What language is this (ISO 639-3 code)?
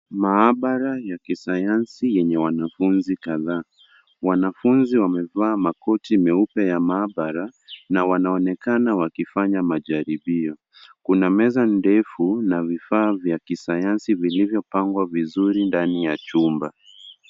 swa